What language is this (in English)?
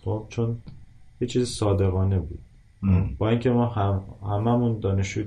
Persian